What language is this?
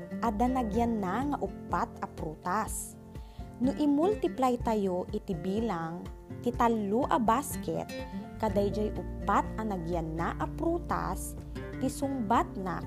Filipino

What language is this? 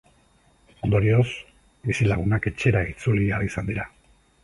Basque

